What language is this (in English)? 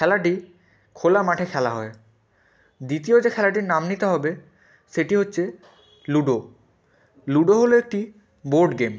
Bangla